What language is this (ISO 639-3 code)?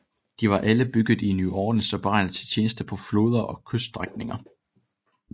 dan